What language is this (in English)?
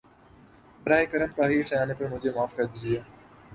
Urdu